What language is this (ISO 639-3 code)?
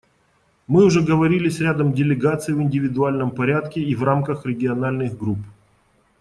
rus